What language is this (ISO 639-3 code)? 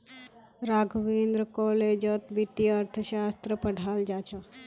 mag